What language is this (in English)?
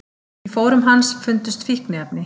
Icelandic